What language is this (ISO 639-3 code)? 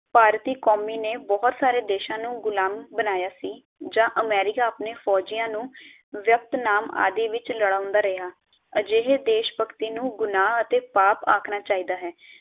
pan